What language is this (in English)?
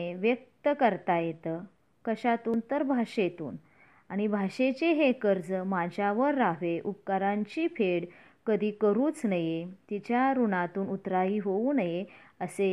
Marathi